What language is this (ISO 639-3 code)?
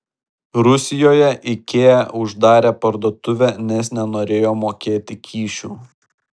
lit